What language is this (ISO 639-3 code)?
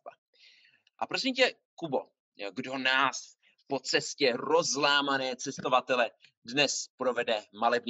ces